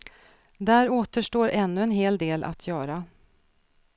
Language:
Swedish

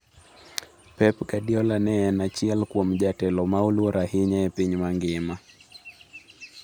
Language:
Luo (Kenya and Tanzania)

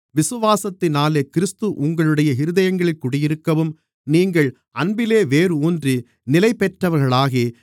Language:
Tamil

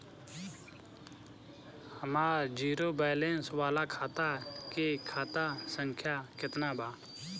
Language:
Bhojpuri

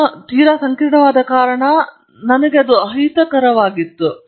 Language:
Kannada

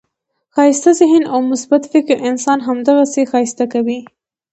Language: Pashto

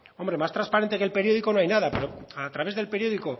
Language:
Spanish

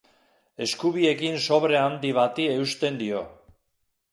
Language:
Basque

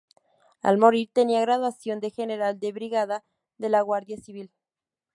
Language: Spanish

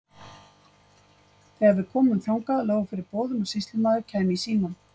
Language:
Icelandic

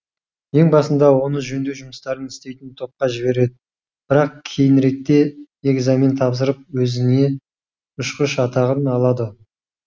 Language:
Kazakh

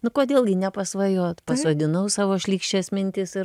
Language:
Lithuanian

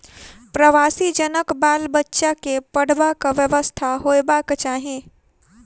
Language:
Maithili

